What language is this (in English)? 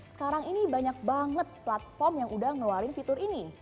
Indonesian